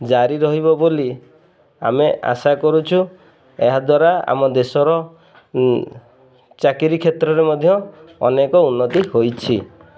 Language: Odia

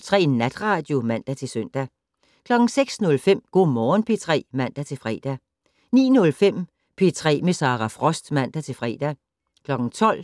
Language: Danish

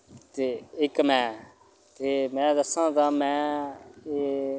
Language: Dogri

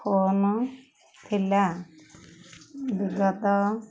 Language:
Odia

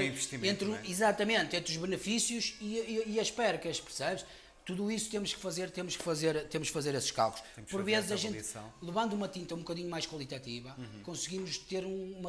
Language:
Portuguese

